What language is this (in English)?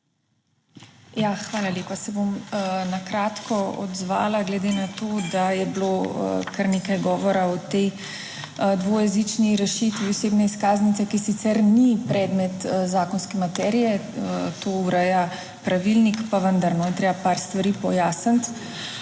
Slovenian